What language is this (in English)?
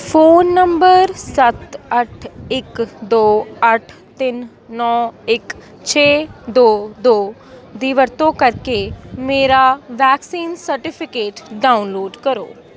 Punjabi